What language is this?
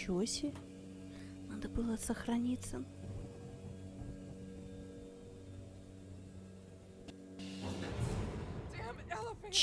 Russian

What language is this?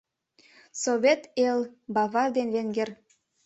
Mari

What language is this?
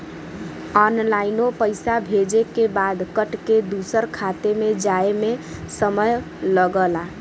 Bhojpuri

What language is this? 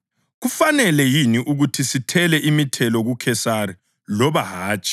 North Ndebele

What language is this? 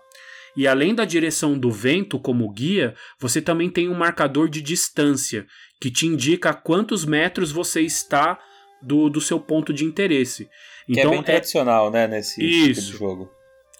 Portuguese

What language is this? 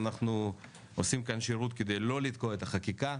Hebrew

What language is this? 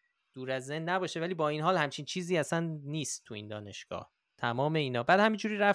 Persian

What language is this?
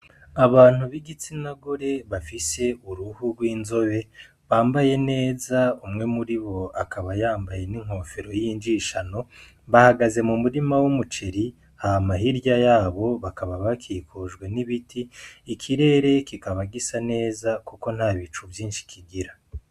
Rundi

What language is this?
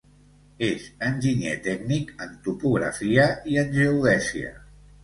Catalan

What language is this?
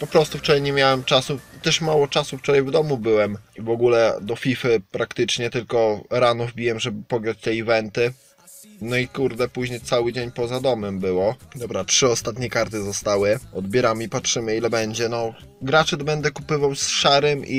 Polish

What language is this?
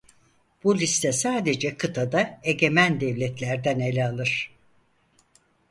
Turkish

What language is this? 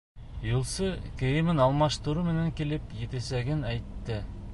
Bashkir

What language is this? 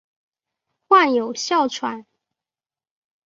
Chinese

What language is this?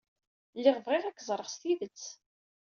Kabyle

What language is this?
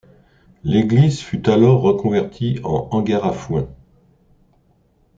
French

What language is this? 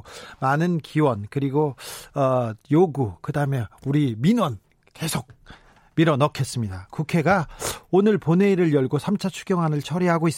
Korean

